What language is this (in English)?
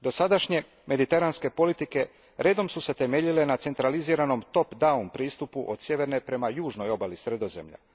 Croatian